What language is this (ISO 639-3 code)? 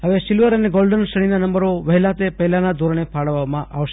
guj